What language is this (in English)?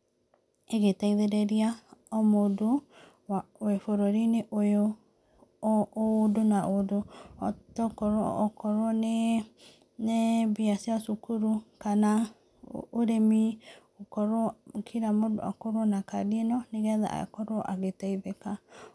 Kikuyu